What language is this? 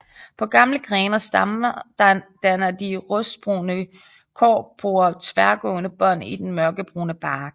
Danish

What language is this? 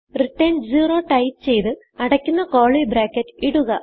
Malayalam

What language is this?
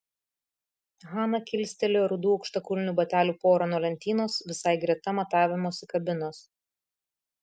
Lithuanian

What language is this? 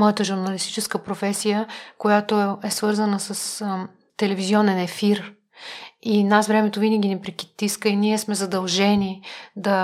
Bulgarian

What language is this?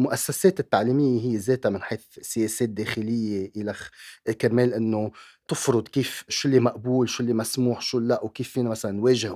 Arabic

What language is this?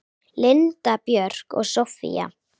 Icelandic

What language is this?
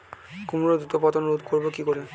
Bangla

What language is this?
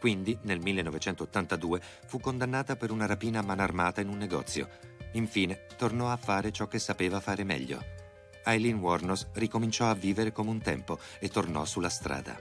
Italian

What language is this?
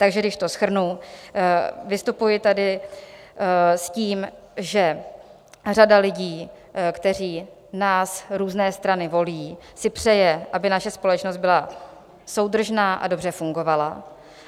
Czech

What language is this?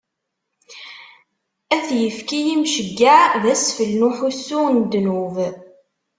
Kabyle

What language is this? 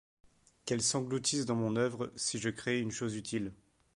French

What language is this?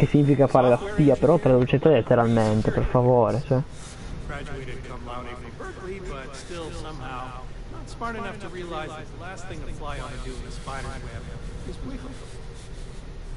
Italian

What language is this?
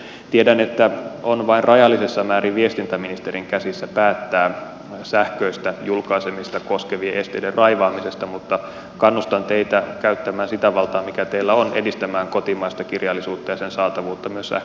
Finnish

